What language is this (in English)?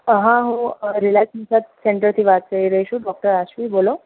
Gujarati